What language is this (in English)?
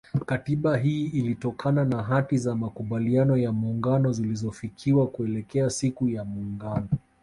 Swahili